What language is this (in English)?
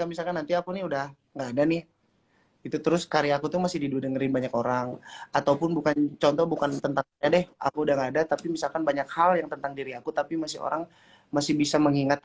Indonesian